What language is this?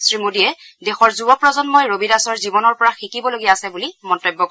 Assamese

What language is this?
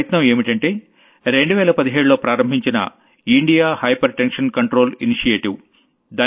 Telugu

